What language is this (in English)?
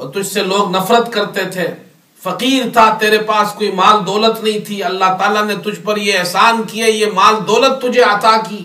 Urdu